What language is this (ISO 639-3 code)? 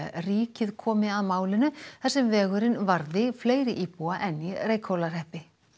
isl